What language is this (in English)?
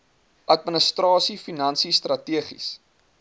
Afrikaans